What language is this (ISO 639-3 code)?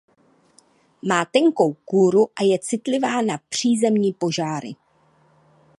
ces